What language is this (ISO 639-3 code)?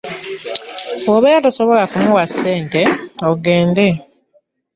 lug